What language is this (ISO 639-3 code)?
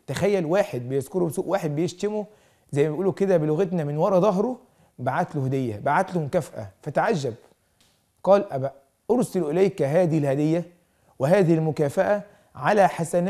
ara